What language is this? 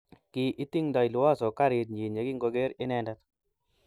Kalenjin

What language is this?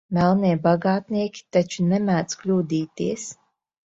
Latvian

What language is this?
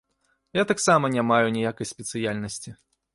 Belarusian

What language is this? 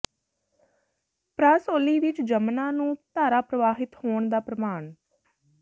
Punjabi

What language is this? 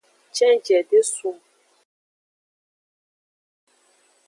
Aja (Benin)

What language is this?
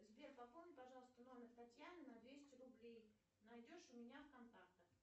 Russian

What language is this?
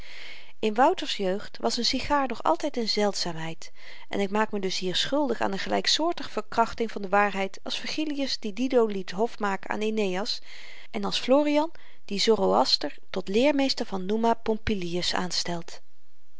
Dutch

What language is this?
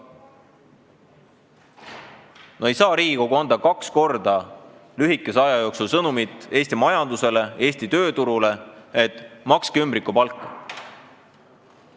Estonian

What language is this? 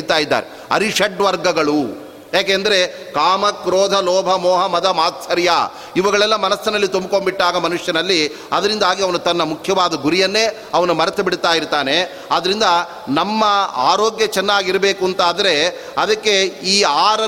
Kannada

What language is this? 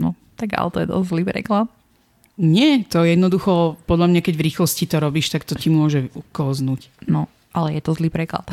Slovak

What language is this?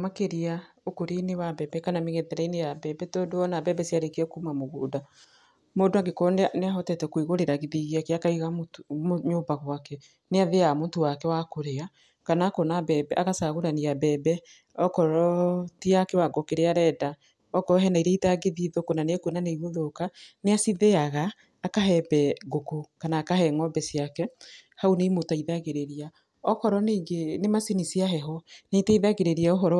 Kikuyu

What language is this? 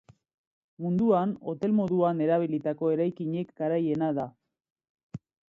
Basque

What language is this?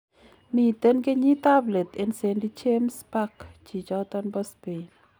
Kalenjin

